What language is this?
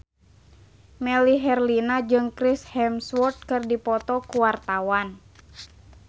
Sundanese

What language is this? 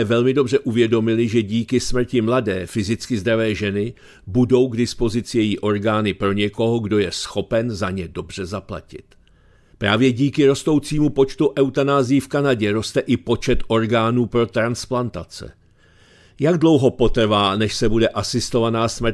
Czech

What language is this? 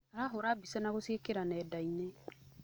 Kikuyu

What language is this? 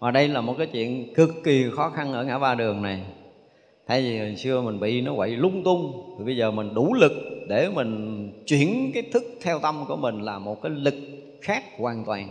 Vietnamese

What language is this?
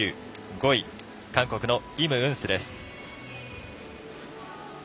Japanese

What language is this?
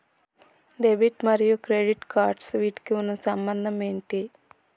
Telugu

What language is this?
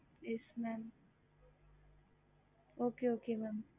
Tamil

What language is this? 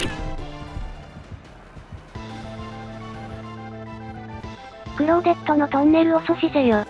Japanese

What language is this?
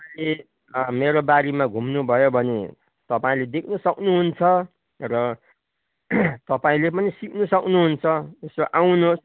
Nepali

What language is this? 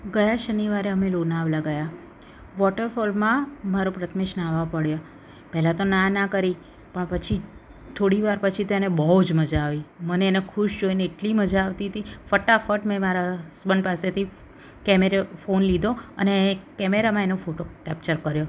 Gujarati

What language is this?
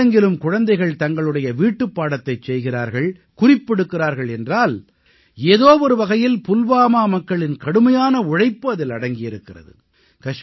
Tamil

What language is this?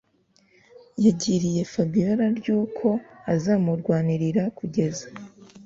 Kinyarwanda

